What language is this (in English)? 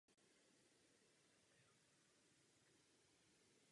Czech